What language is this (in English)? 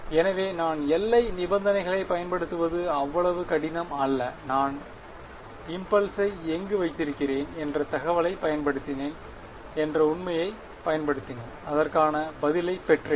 Tamil